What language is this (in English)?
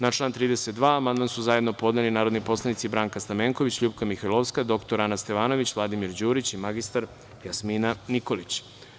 Serbian